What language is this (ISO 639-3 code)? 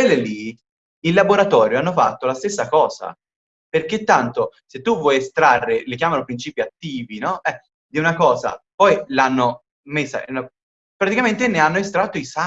ita